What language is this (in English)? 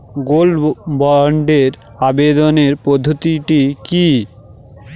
Bangla